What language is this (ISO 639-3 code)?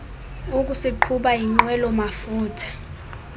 xho